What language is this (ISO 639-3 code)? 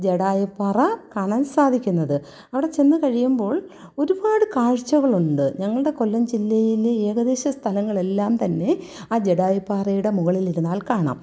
mal